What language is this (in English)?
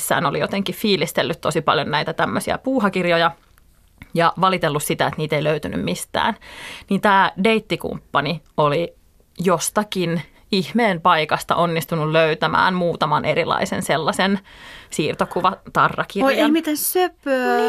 Finnish